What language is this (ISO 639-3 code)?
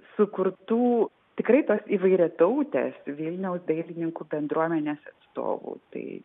lit